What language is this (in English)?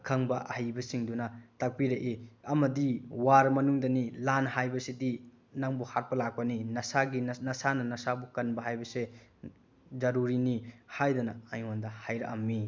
Manipuri